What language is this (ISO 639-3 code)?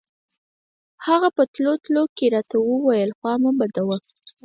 pus